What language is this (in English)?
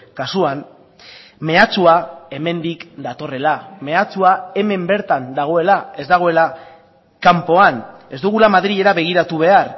Basque